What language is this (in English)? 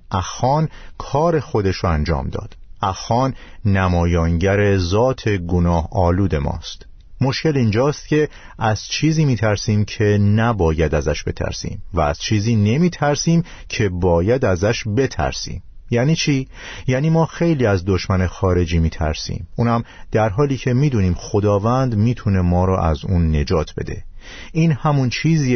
Persian